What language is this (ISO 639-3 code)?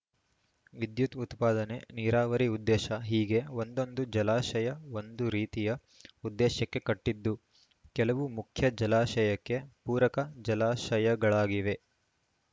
kan